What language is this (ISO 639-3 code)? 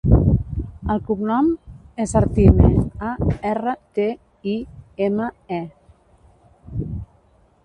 cat